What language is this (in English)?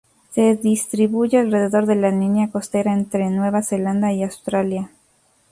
Spanish